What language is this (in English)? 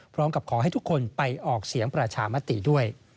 Thai